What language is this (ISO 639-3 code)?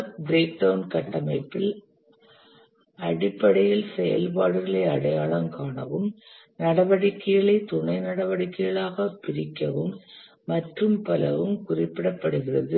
tam